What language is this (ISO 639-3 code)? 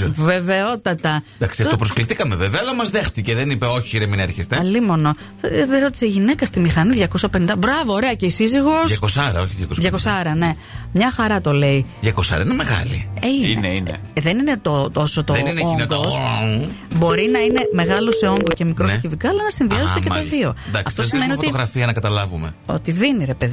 ell